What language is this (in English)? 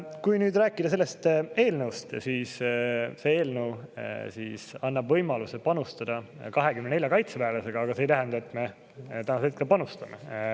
Estonian